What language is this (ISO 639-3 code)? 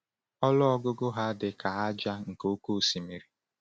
ibo